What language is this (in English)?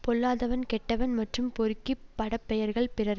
Tamil